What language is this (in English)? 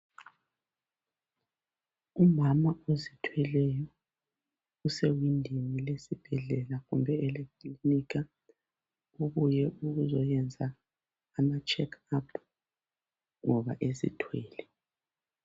North Ndebele